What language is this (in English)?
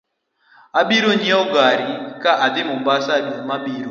Luo (Kenya and Tanzania)